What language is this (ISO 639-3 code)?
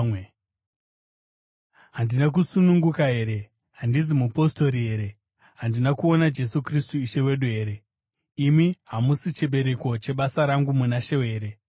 sna